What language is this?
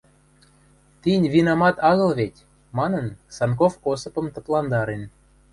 Western Mari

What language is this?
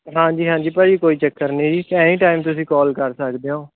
Punjabi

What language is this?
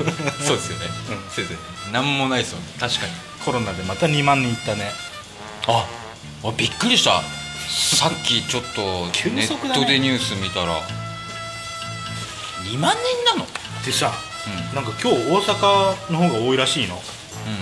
Japanese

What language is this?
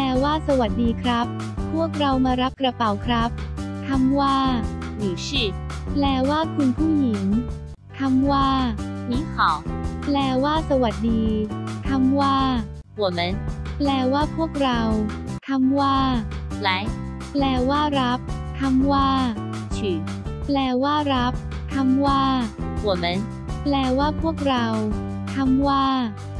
Thai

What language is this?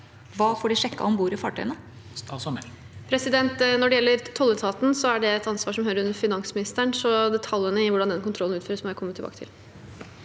Norwegian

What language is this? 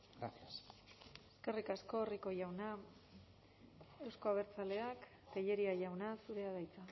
Basque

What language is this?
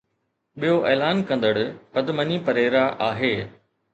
Sindhi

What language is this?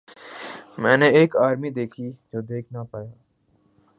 Urdu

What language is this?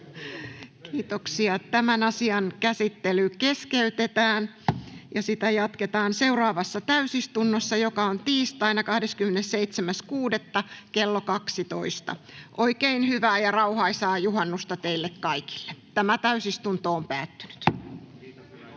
Finnish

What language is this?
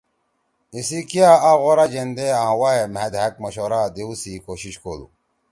Torwali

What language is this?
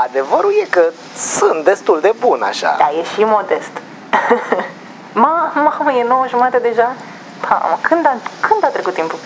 Romanian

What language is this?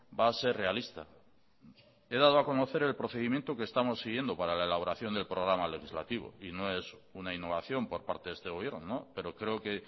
Spanish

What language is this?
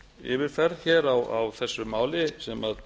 Icelandic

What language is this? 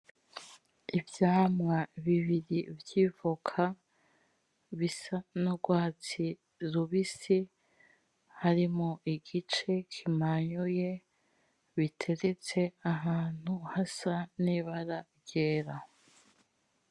Rundi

